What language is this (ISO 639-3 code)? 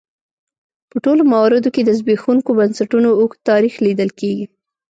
pus